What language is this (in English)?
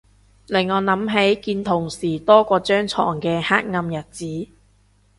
Cantonese